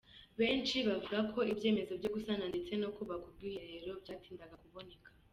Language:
Kinyarwanda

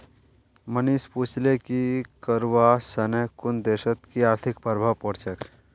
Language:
Magahi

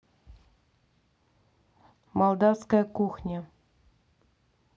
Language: Russian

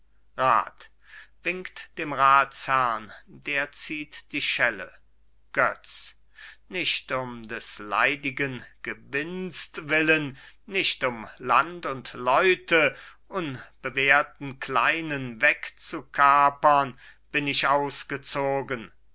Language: German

